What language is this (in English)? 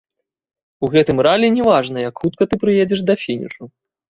Belarusian